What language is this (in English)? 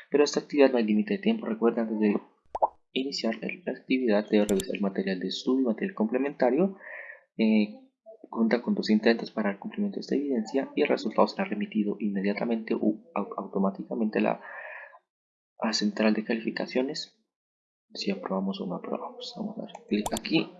Spanish